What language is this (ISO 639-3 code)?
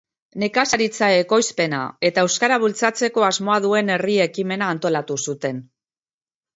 eus